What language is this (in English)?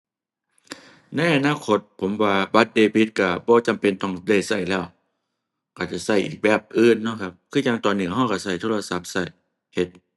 Thai